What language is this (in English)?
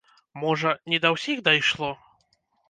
Belarusian